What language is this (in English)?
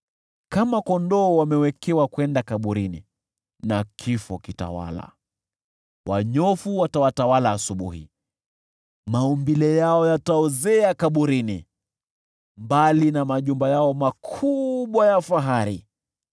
Swahili